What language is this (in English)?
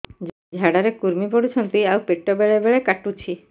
Odia